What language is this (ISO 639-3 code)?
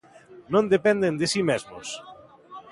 glg